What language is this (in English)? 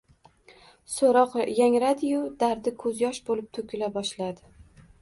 Uzbek